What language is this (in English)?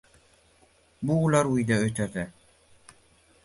Uzbek